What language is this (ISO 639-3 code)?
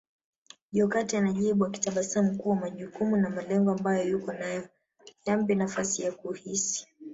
swa